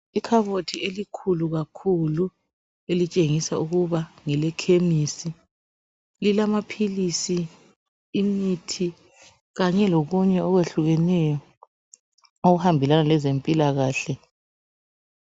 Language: North Ndebele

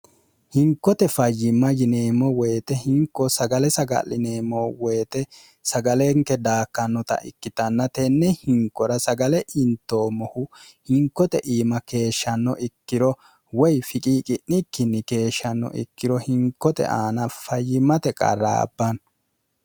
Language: Sidamo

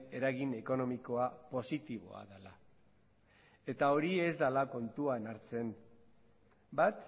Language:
Basque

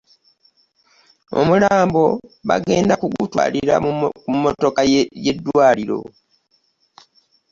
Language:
Ganda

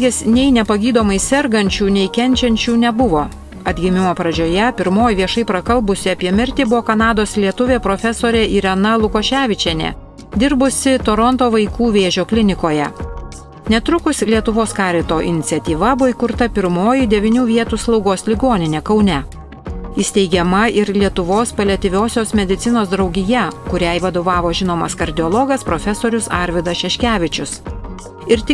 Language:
Lithuanian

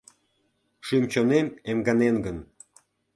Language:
Mari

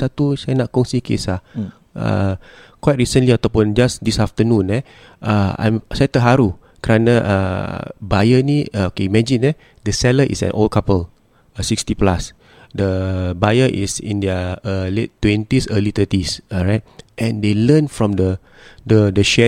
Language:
Malay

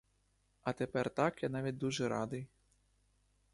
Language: Ukrainian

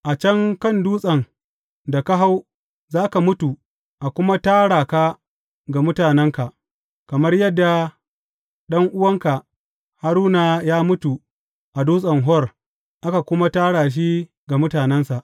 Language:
Hausa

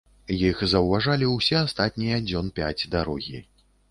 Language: Belarusian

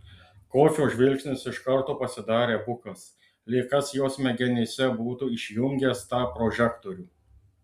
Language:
Lithuanian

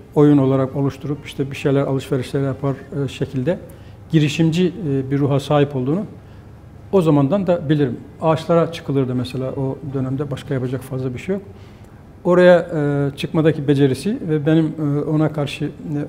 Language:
Turkish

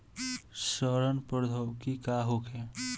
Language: Bhojpuri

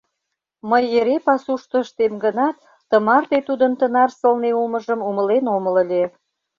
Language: Mari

